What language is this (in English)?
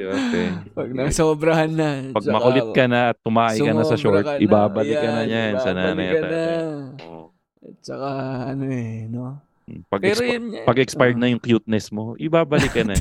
Filipino